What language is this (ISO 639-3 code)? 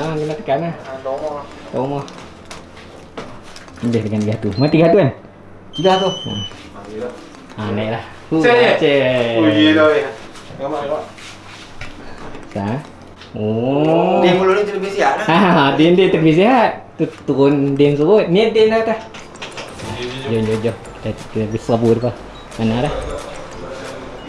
msa